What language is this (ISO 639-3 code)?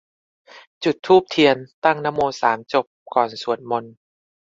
tha